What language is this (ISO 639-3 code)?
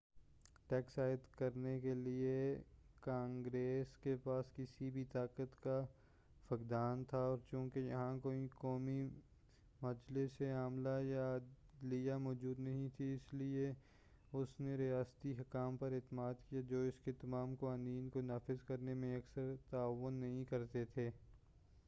urd